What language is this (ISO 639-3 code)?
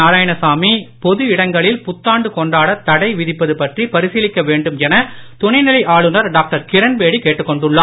tam